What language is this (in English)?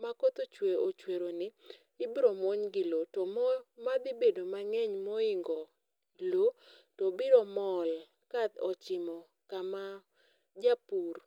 Luo (Kenya and Tanzania)